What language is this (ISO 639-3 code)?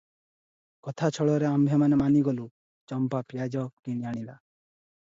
ori